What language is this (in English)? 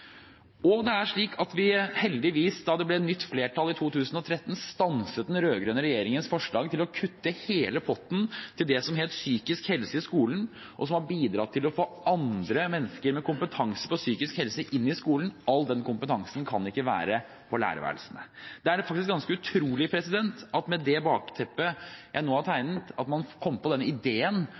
Norwegian Bokmål